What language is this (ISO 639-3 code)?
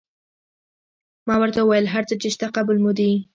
pus